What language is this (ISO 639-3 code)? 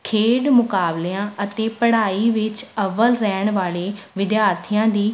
pan